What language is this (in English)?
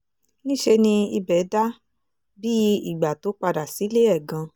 Yoruba